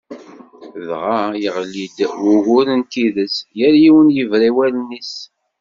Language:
Kabyle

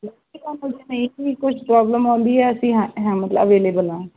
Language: Punjabi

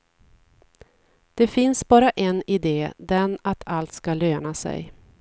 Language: Swedish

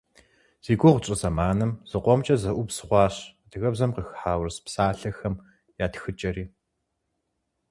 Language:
Kabardian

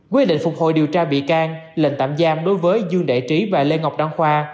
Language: Vietnamese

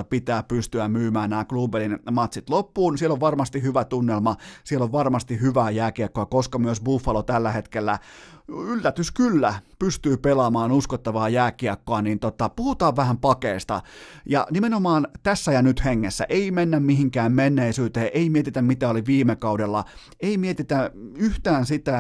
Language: Finnish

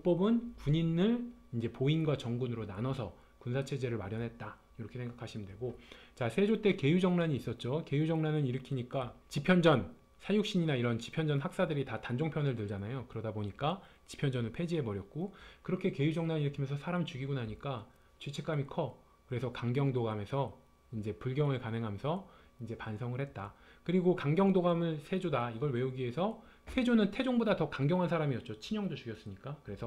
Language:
Korean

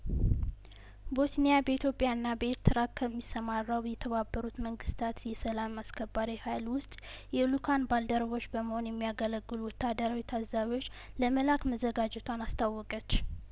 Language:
Amharic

